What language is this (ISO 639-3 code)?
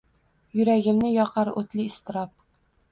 uzb